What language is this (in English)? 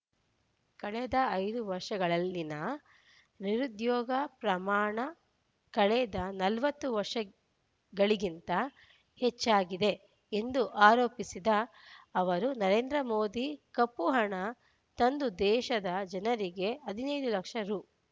Kannada